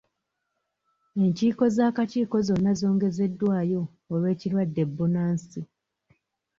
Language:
Ganda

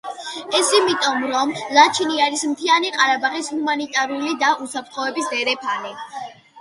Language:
Georgian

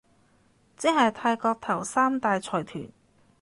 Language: Cantonese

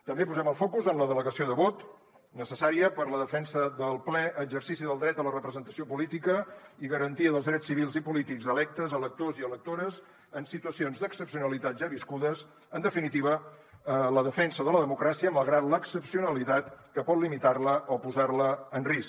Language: Catalan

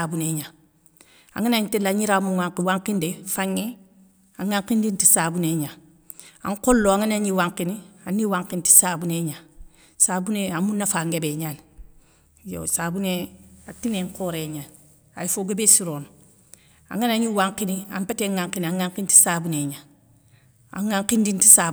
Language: Soninke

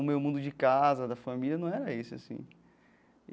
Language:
Portuguese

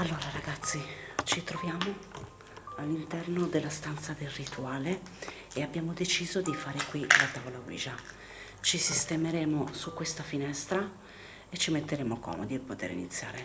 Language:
Italian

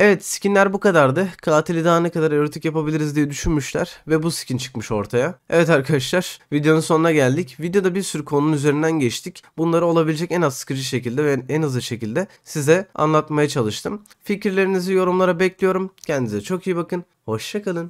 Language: Turkish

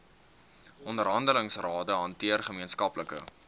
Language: Afrikaans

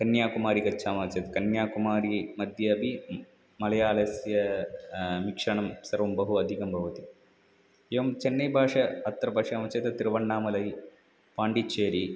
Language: Sanskrit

